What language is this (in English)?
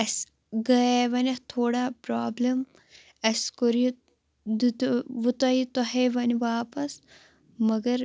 Kashmiri